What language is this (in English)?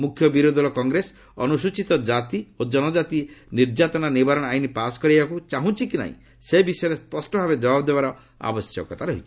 Odia